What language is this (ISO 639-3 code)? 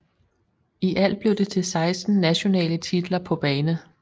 dan